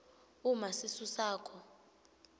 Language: Swati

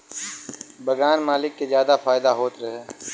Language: Bhojpuri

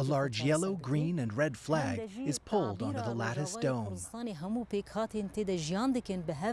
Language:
English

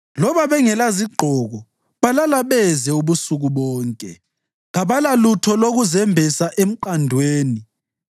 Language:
North Ndebele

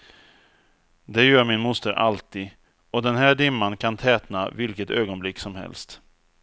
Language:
Swedish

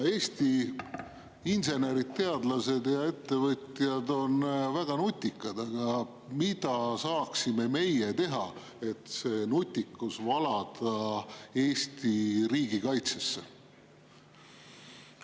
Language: Estonian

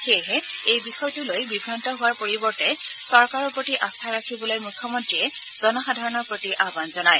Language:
Assamese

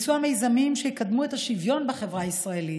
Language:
Hebrew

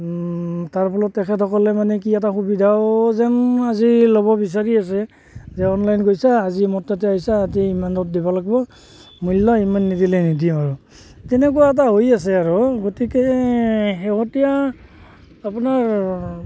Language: Assamese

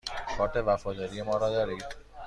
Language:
Persian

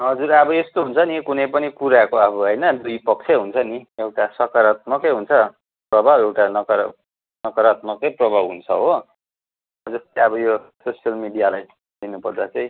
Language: Nepali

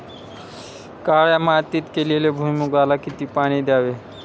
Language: Marathi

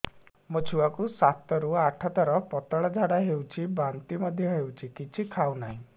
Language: Odia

